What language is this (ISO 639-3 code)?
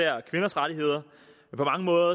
dan